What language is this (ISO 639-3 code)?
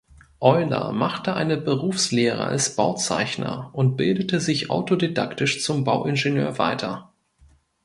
deu